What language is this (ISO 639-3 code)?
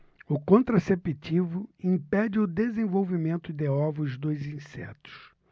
por